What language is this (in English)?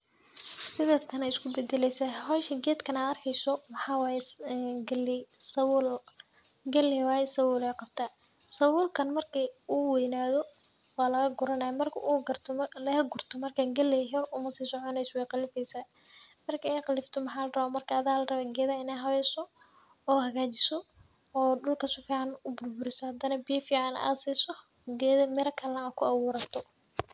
Somali